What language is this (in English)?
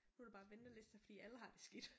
Danish